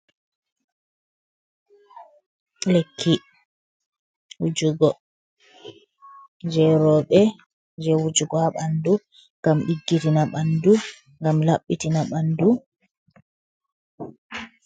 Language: Fula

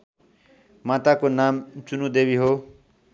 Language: Nepali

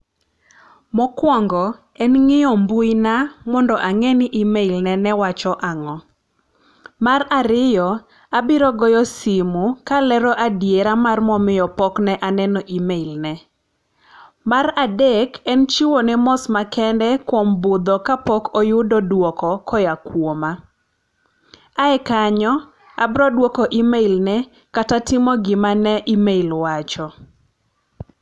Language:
Luo (Kenya and Tanzania)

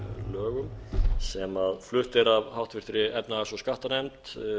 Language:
Icelandic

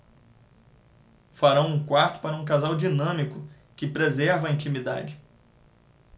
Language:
Portuguese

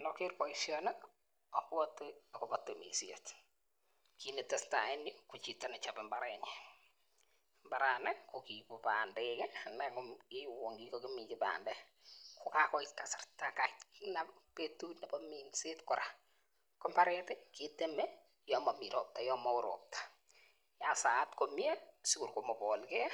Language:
Kalenjin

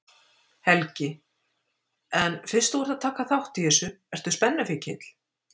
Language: Icelandic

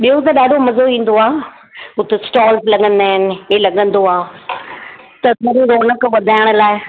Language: Sindhi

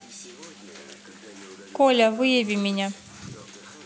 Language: Russian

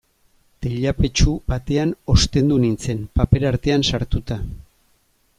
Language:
Basque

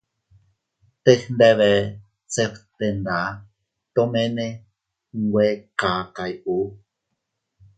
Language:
Teutila Cuicatec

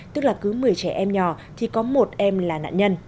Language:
Vietnamese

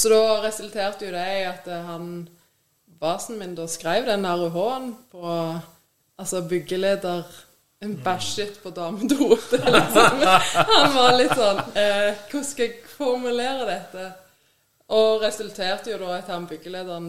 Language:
Danish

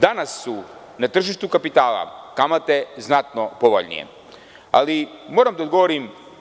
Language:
Serbian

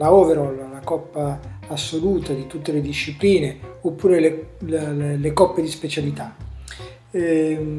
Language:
Italian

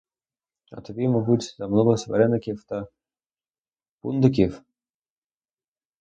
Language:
Ukrainian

